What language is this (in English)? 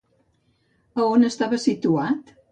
Catalan